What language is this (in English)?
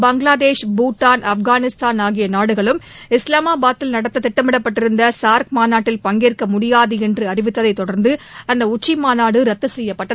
Tamil